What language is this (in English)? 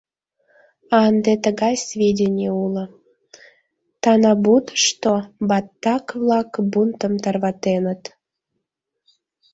Mari